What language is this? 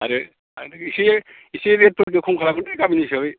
Bodo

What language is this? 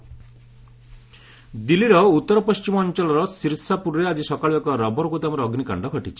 Odia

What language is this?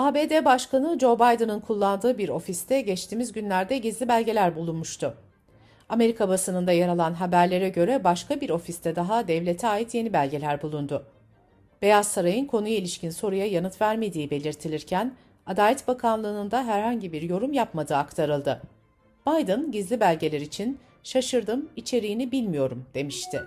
Turkish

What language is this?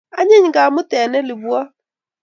Kalenjin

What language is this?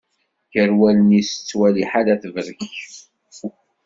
Kabyle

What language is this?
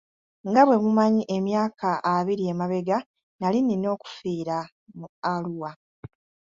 Ganda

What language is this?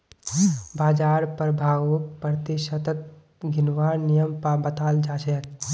Magahi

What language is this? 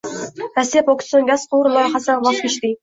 Uzbek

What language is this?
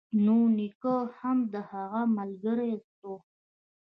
Pashto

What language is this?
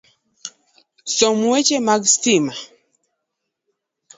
Luo (Kenya and Tanzania)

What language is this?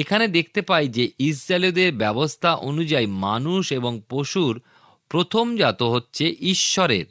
Bangla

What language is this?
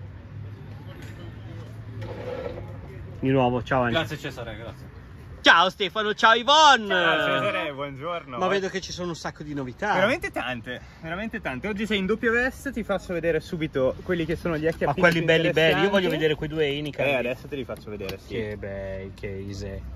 Italian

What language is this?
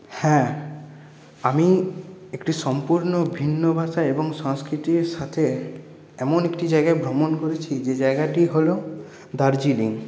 Bangla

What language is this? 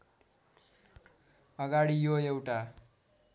Nepali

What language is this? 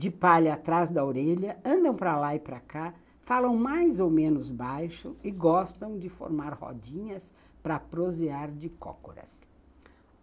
Portuguese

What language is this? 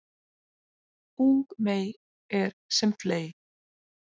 Icelandic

